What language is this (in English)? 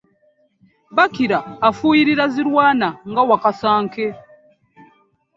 Ganda